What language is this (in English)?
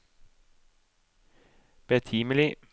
Norwegian